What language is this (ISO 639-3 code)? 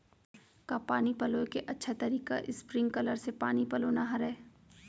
hne